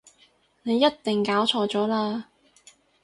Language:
Cantonese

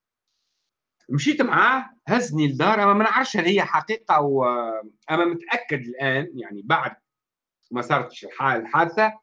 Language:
Arabic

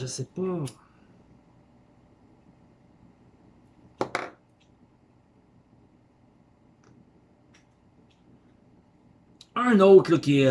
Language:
French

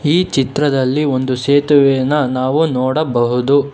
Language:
Kannada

